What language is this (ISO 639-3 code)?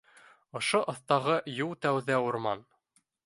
bak